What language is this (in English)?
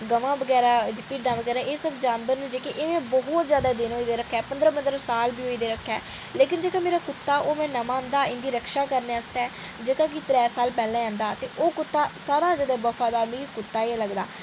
Dogri